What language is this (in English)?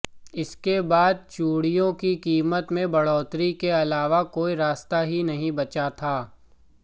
Hindi